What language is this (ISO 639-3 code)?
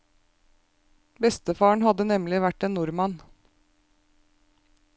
nor